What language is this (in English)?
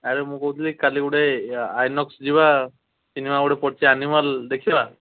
Odia